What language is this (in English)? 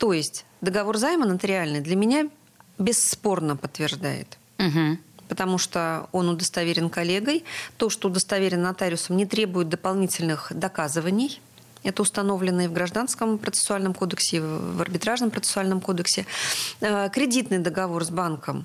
Russian